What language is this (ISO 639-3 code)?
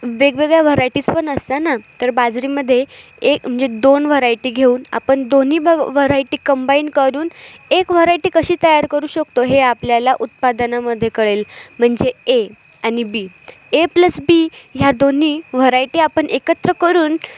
mar